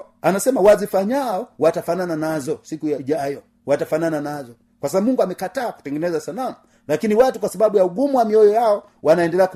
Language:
Swahili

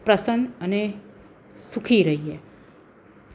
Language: Gujarati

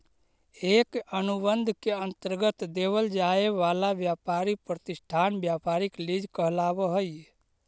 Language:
Magahi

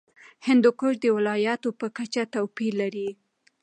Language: Pashto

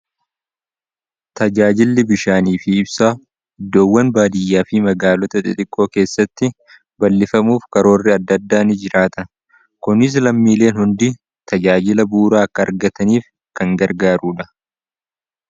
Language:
Oromo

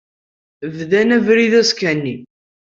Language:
Kabyle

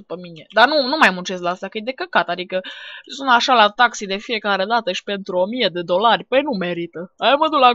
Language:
Romanian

